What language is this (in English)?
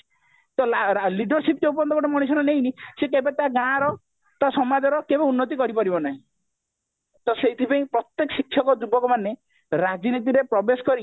Odia